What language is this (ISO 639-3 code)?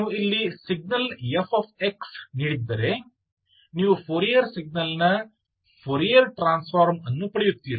kan